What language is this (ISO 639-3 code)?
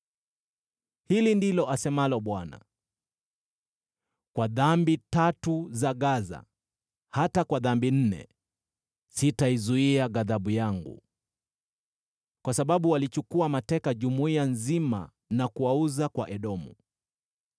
swa